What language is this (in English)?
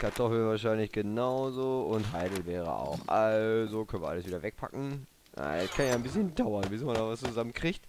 German